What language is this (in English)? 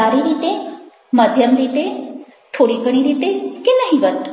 Gujarati